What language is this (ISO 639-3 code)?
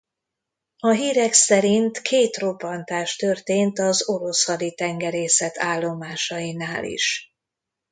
hun